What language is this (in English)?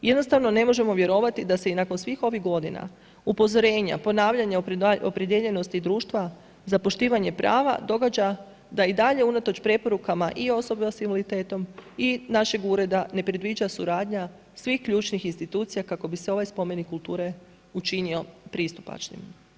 Croatian